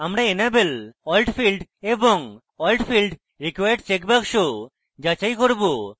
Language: Bangla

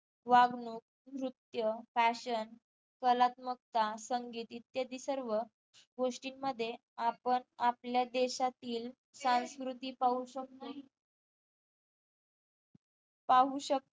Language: Marathi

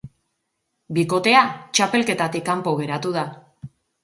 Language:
Basque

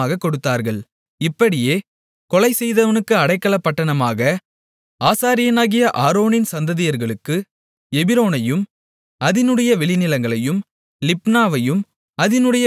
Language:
Tamil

